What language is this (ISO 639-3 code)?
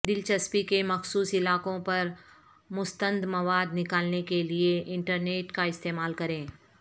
urd